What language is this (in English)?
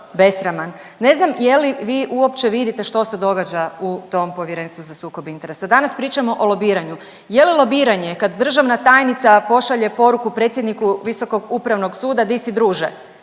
Croatian